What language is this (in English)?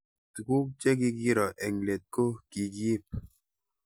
Kalenjin